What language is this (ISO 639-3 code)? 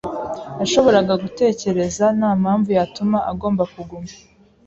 kin